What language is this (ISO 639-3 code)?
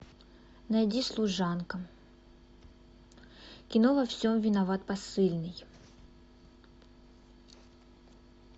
rus